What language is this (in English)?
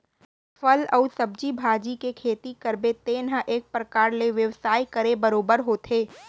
Chhattisgarhi